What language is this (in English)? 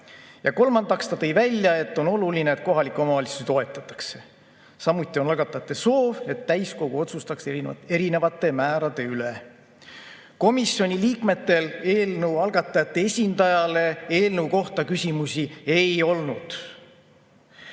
Estonian